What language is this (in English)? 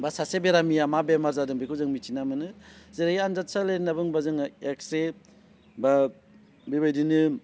Bodo